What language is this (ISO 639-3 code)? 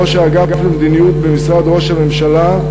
heb